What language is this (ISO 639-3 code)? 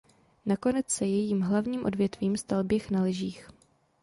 ces